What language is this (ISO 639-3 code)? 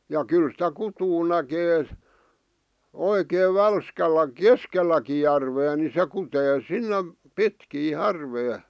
fin